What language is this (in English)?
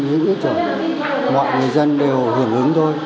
Vietnamese